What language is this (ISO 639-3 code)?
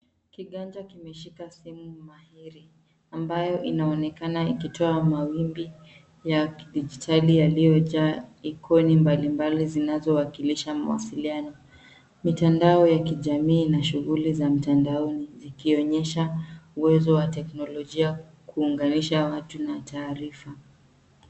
swa